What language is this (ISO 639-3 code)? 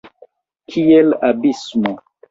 epo